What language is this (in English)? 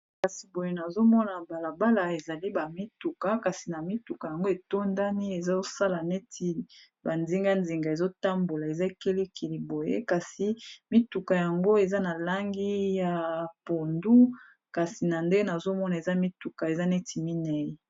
Lingala